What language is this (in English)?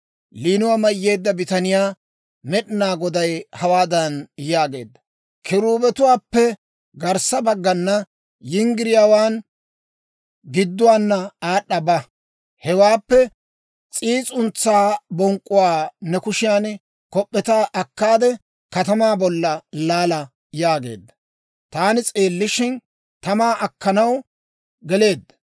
Dawro